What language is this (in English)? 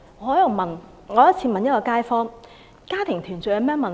Cantonese